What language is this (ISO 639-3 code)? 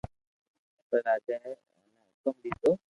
lrk